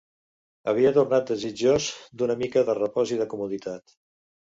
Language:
Catalan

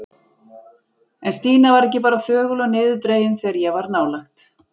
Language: Icelandic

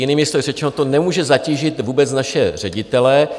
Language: Czech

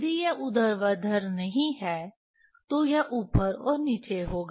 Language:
Hindi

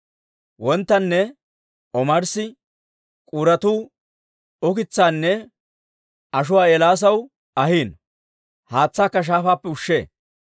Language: Dawro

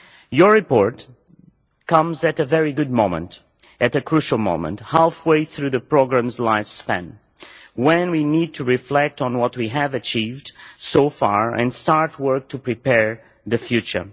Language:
English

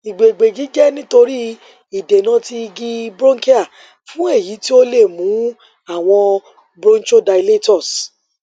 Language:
Yoruba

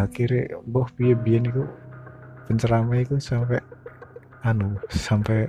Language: Indonesian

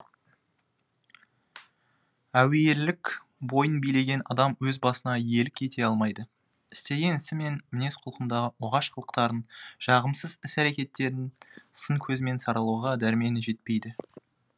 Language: Kazakh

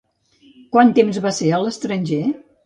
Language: Catalan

